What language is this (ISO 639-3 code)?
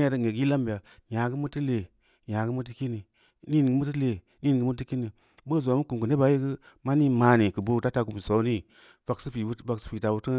ndi